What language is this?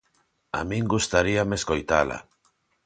Galician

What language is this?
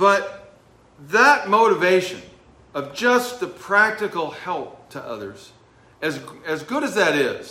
English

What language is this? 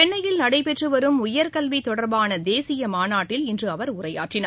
Tamil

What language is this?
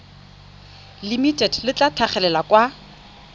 Tswana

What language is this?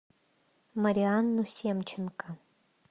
Russian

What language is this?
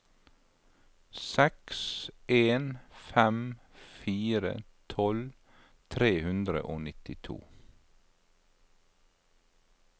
Norwegian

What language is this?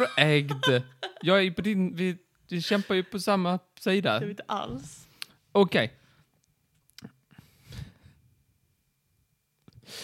Swedish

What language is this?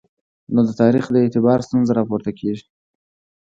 Pashto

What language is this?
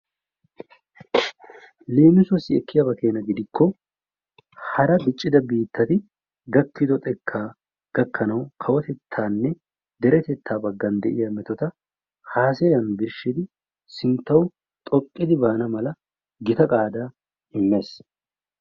Wolaytta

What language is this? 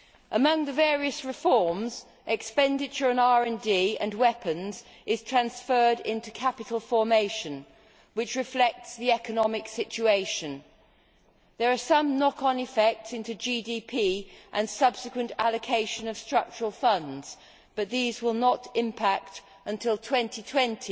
English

